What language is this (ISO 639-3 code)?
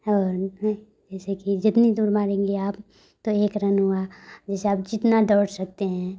hin